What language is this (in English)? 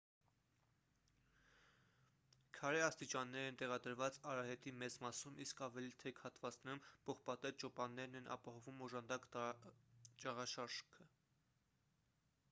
Armenian